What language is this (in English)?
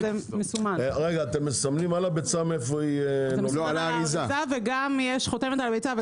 Hebrew